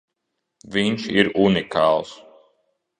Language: Latvian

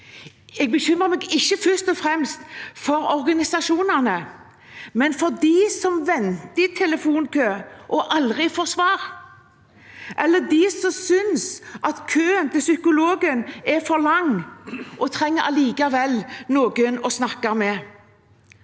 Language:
Norwegian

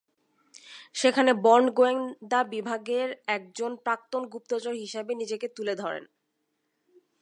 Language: Bangla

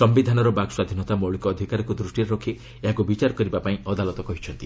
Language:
Odia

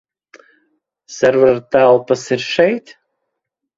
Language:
Latvian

